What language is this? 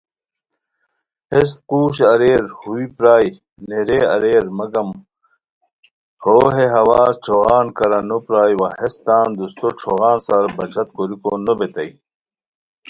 Khowar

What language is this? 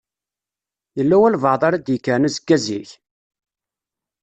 Kabyle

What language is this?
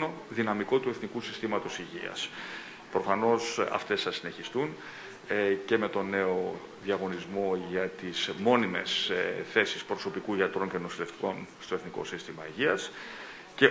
Greek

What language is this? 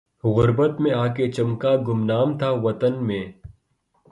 Urdu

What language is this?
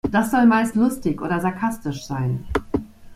German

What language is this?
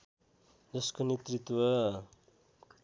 Nepali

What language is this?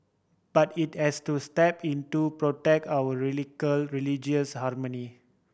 English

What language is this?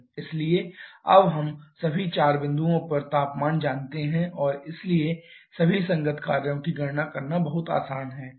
Hindi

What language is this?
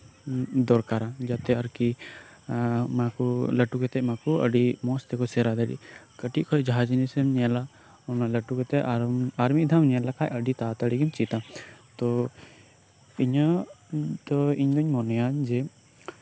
Santali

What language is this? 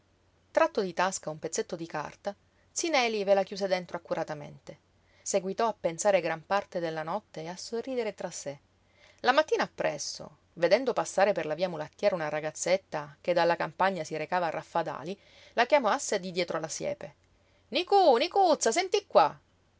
Italian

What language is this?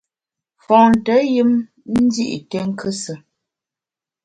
Bamun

